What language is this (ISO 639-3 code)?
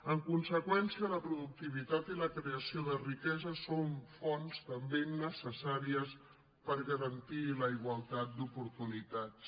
cat